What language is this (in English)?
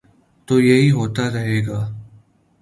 Urdu